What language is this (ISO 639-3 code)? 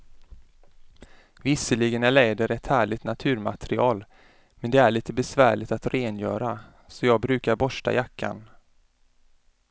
swe